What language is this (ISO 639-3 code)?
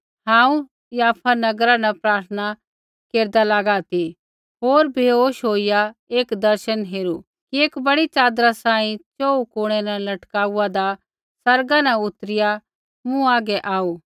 kfx